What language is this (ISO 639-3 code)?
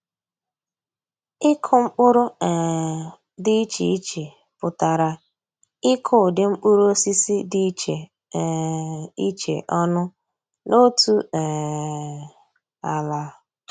ibo